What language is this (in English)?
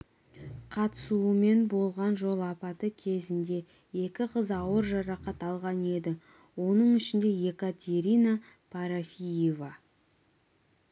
Kazakh